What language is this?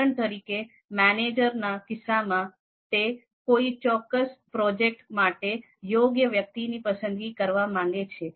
Gujarati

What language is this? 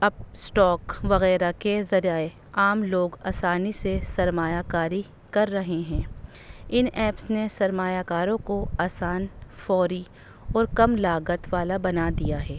Urdu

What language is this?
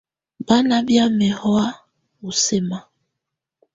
Tunen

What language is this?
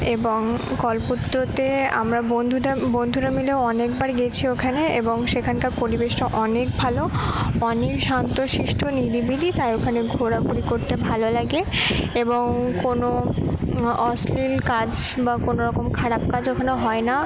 Bangla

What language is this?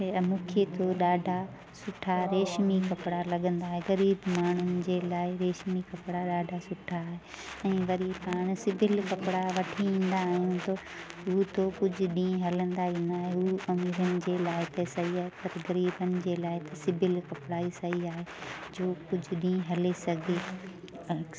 Sindhi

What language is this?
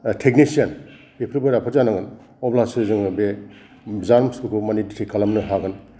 Bodo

